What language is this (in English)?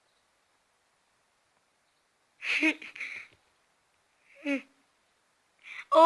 Turkish